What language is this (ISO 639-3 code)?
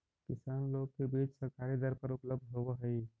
mag